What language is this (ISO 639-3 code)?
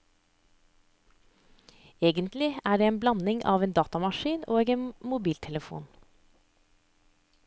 nor